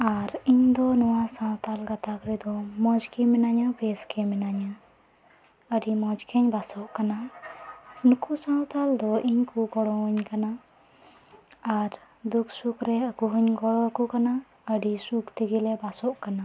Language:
Santali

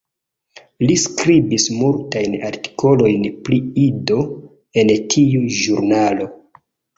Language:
Esperanto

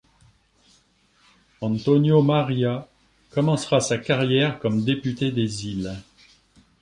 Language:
French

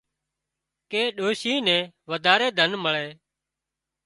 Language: Wadiyara Koli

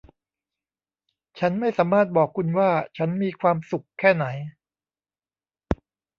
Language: Thai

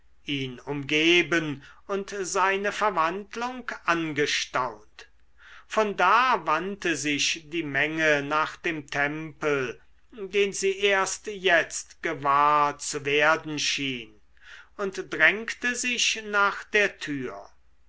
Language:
German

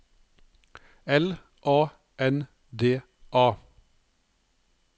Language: Norwegian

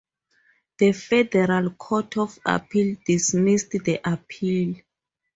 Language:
English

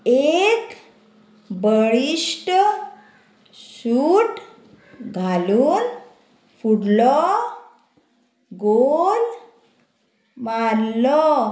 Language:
Konkani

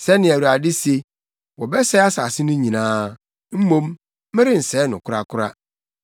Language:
Akan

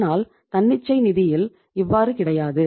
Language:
Tamil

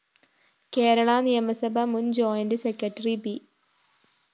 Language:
Malayalam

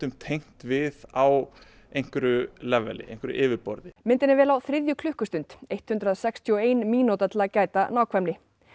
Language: Icelandic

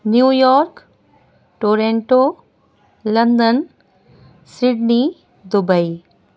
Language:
Urdu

